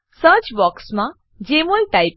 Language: Gujarati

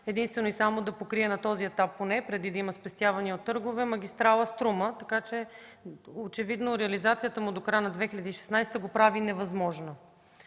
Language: Bulgarian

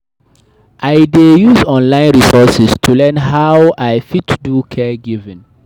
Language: Nigerian Pidgin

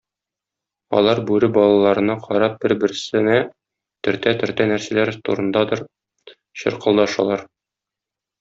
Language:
Tatar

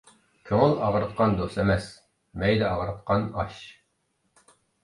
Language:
Uyghur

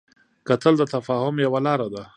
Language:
Pashto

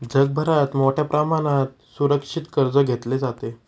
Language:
Marathi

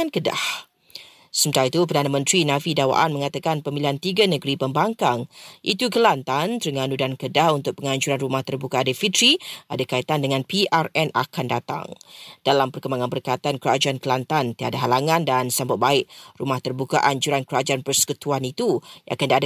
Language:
Malay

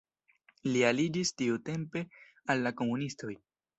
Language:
Esperanto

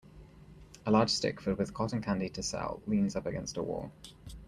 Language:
English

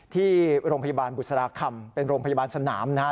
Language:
Thai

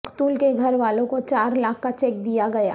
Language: Urdu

